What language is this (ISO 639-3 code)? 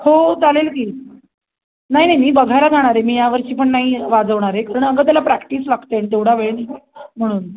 mar